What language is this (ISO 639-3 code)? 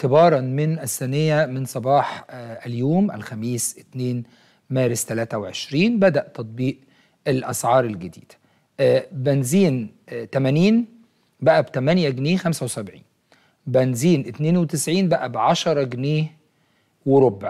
ara